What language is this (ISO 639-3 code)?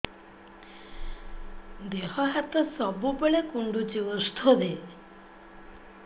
ori